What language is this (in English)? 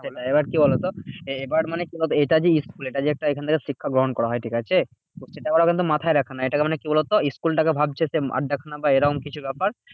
Bangla